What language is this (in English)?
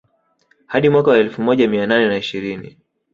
Swahili